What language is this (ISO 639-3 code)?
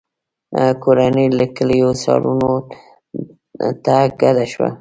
pus